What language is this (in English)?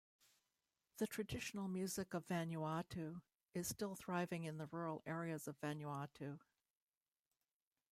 English